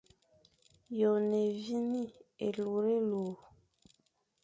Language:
Fang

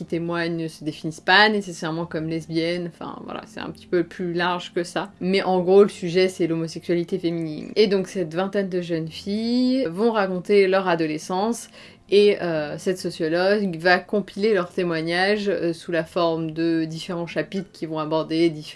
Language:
French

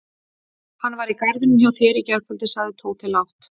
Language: Icelandic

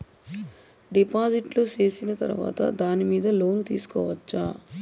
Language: Telugu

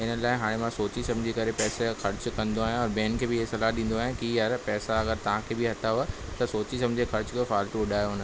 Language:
Sindhi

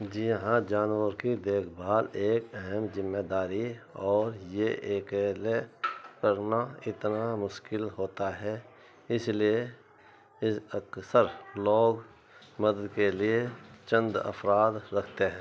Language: Urdu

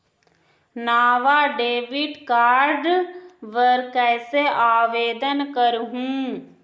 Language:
Chhattisgarhi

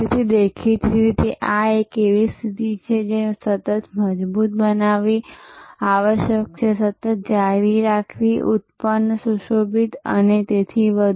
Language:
Gujarati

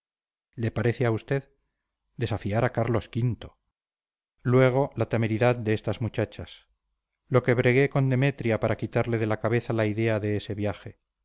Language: Spanish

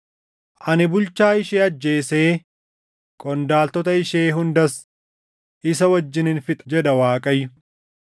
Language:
Oromo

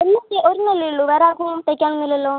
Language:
Malayalam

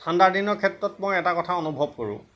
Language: Assamese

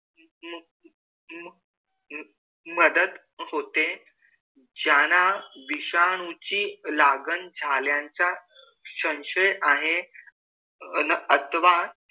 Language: Marathi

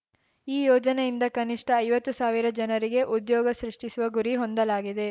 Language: Kannada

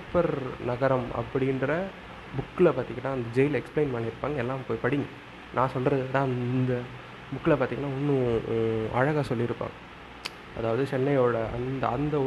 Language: Tamil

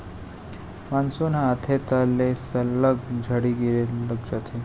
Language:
Chhattisgarhi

